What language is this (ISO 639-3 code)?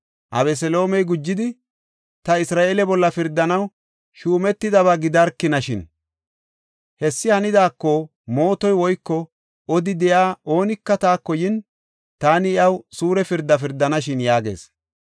gof